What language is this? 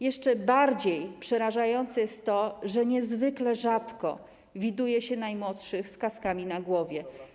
Polish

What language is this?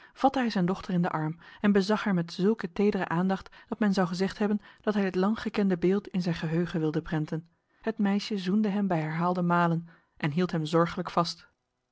Dutch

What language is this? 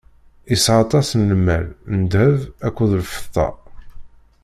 Kabyle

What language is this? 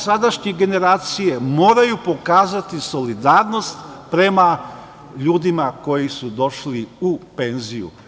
Serbian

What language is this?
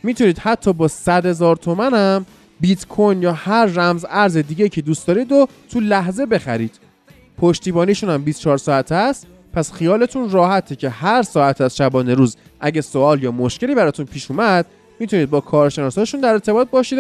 Persian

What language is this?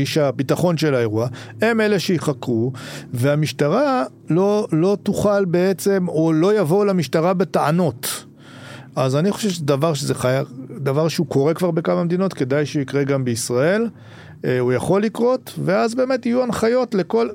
Hebrew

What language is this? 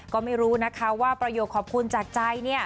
Thai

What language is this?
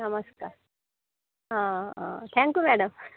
Marathi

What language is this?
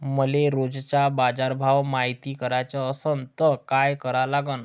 Marathi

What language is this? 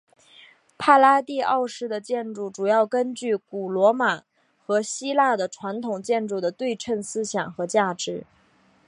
Chinese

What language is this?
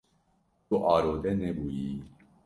Kurdish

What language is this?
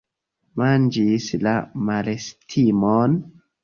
Esperanto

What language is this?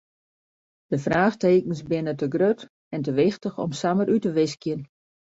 Western Frisian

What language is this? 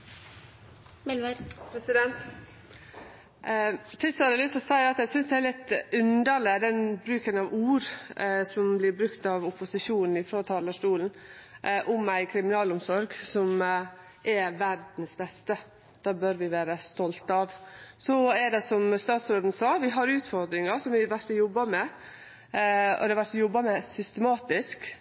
Norwegian Nynorsk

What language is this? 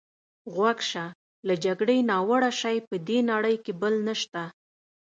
Pashto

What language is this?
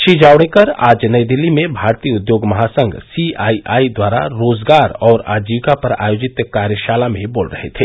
Hindi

